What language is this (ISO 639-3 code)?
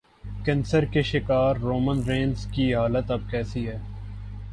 urd